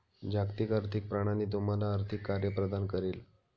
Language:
Marathi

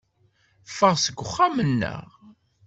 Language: Kabyle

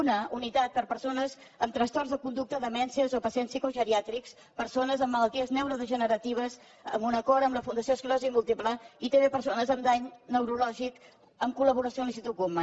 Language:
Catalan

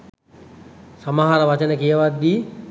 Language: Sinhala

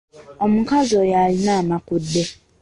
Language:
Ganda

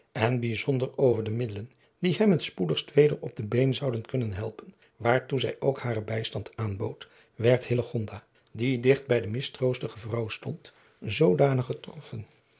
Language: Dutch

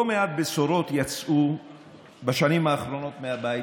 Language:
Hebrew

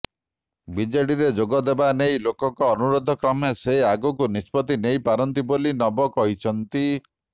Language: Odia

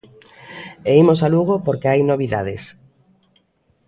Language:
Galician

